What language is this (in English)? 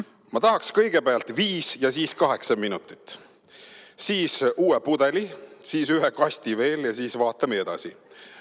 Estonian